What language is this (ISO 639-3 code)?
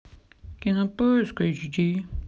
rus